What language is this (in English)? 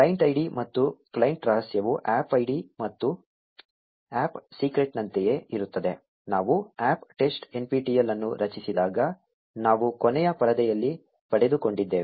Kannada